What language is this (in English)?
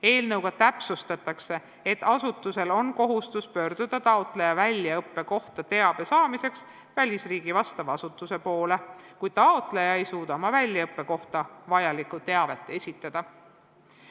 Estonian